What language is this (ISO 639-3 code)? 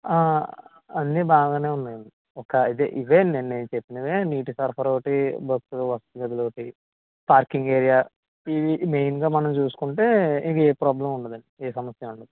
tel